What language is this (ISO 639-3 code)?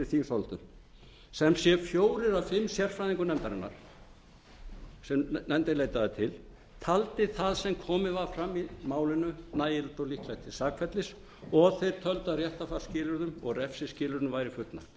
isl